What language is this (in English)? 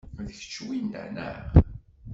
Kabyle